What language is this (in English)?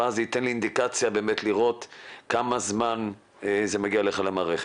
Hebrew